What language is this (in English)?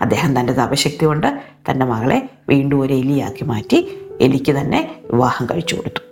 Malayalam